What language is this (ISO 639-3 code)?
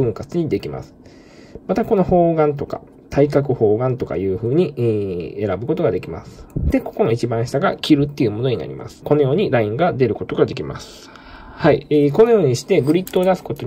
jpn